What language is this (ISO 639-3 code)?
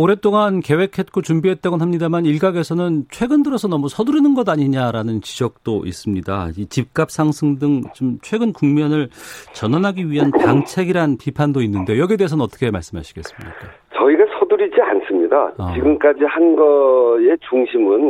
kor